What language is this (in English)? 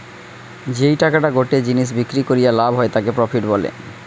Bangla